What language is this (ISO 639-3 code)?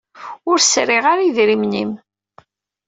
kab